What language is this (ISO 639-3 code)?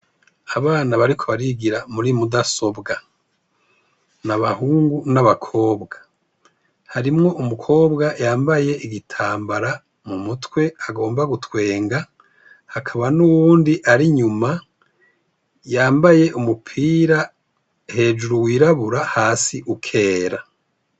run